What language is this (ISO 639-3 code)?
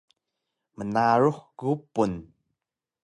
trv